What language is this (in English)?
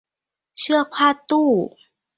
Thai